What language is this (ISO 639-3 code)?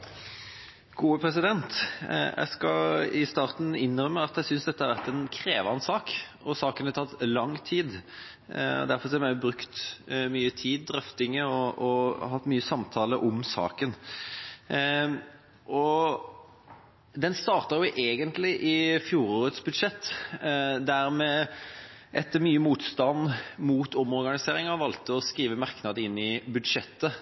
nob